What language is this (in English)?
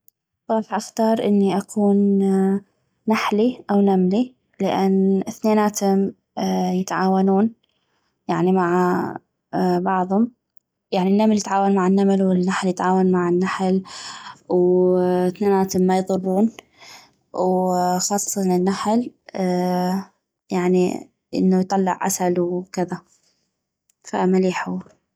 North Mesopotamian Arabic